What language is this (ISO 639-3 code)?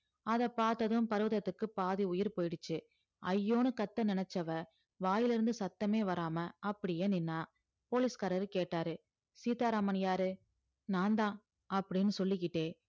tam